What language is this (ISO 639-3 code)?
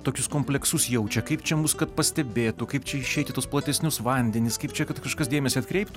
lit